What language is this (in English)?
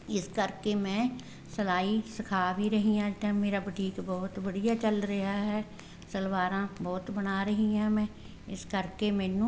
Punjabi